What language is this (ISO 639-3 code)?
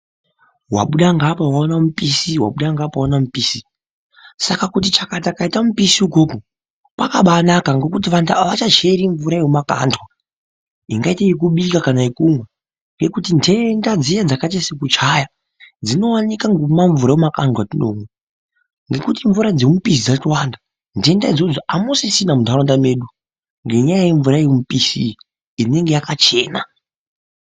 ndc